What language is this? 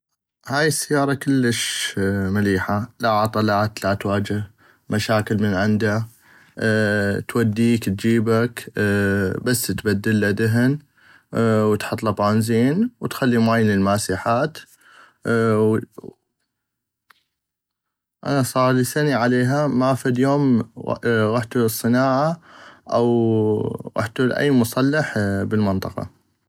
North Mesopotamian Arabic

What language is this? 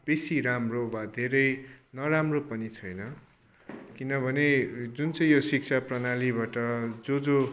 Nepali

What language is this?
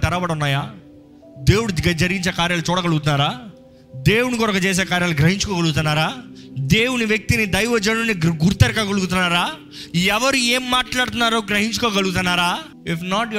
Telugu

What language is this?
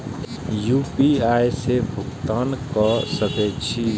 Maithili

